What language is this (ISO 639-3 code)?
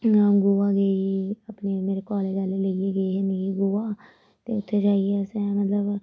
doi